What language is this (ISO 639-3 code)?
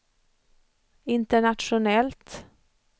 swe